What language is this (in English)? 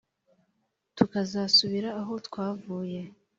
Kinyarwanda